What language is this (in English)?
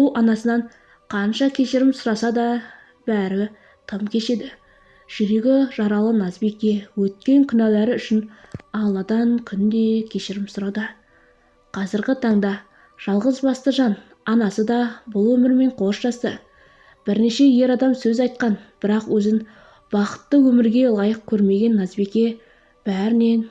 Turkish